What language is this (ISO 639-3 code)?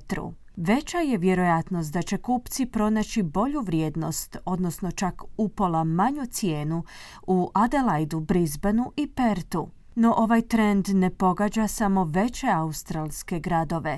hrv